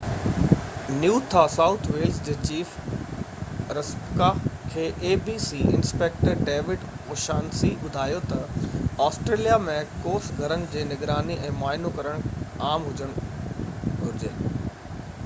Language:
Sindhi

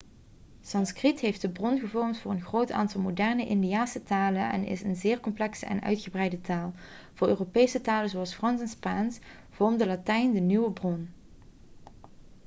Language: Dutch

